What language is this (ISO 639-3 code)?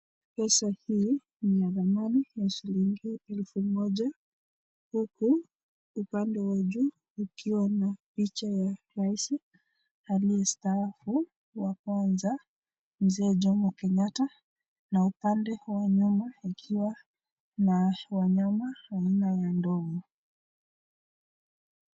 swa